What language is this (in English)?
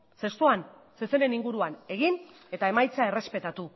Basque